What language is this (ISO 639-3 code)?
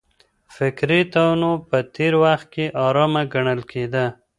pus